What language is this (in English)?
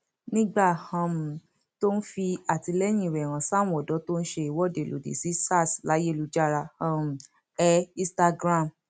Yoruba